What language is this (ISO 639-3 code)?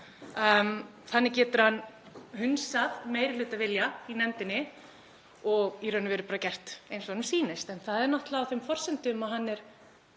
isl